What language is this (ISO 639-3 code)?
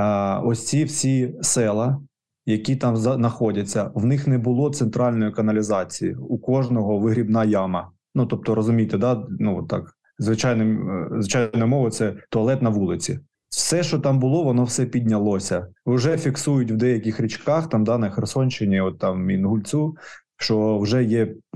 ukr